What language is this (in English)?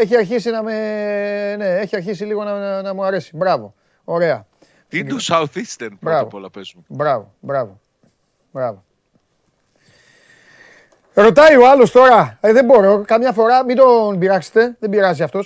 Greek